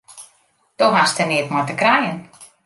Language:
Western Frisian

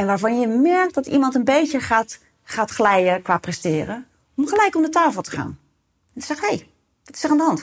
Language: Dutch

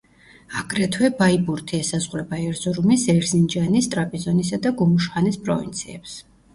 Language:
Georgian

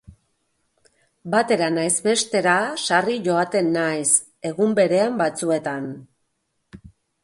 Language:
Basque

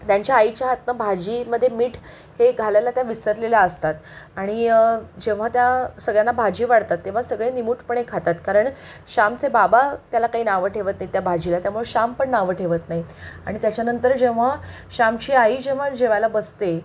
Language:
Marathi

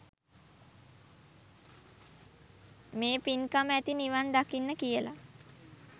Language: Sinhala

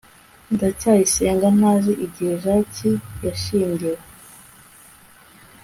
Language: Kinyarwanda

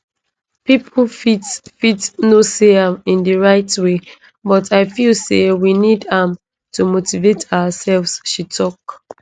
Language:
Nigerian Pidgin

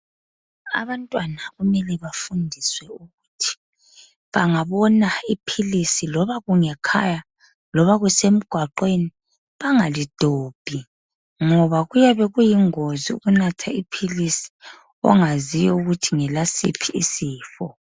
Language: North Ndebele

